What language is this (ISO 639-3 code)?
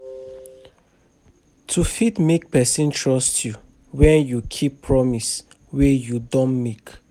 pcm